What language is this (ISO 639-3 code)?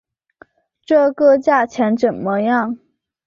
zho